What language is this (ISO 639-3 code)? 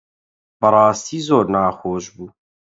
ckb